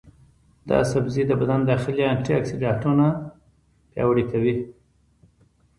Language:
Pashto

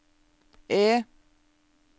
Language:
Norwegian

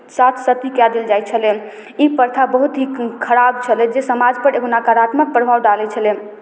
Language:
Maithili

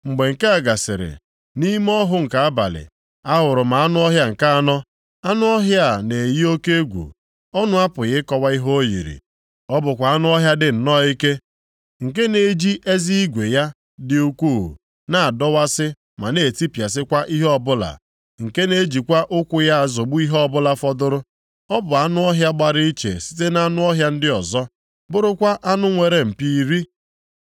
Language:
Igbo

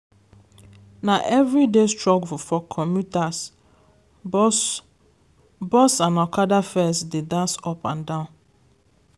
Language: Nigerian Pidgin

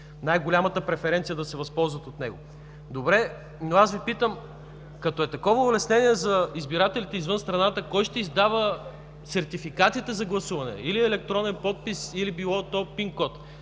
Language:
Bulgarian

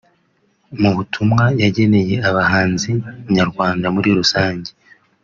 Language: Kinyarwanda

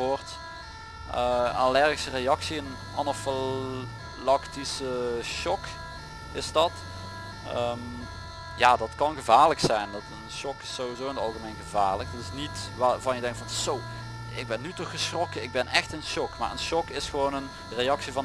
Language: Dutch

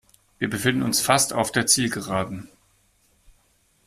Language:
German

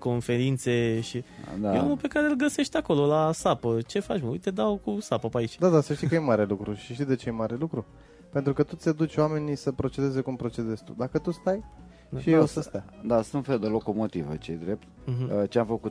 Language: Romanian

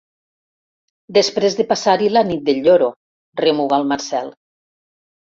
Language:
Catalan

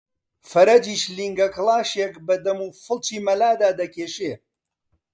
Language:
Central Kurdish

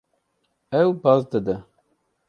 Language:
Kurdish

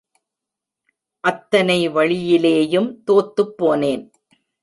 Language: Tamil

